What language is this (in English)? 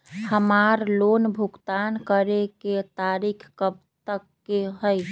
Magahi